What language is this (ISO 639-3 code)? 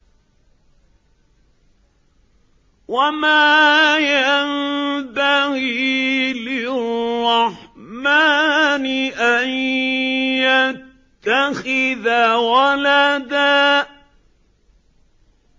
ara